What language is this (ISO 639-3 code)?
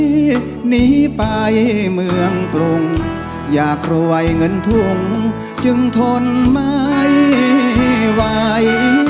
tha